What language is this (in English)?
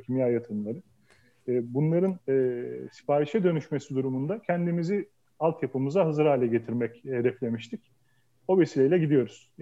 Turkish